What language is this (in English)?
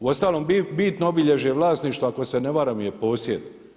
Croatian